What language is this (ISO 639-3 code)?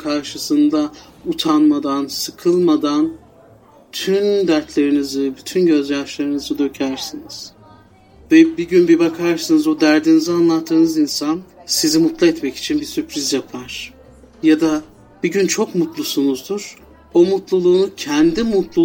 tur